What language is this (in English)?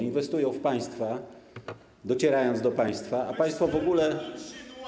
Polish